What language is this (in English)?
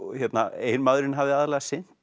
Icelandic